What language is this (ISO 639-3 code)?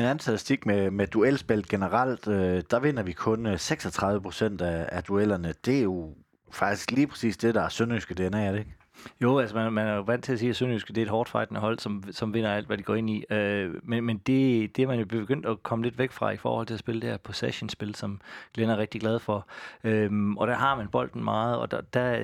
dan